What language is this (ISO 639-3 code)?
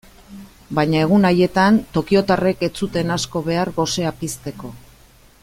eus